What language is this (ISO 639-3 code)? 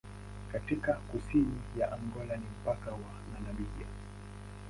swa